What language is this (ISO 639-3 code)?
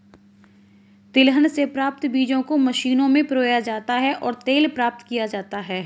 hin